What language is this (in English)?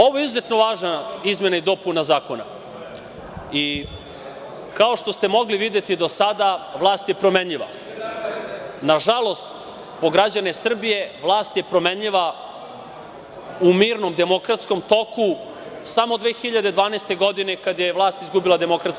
Serbian